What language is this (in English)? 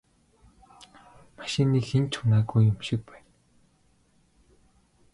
Mongolian